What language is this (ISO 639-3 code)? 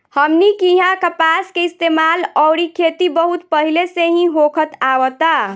bho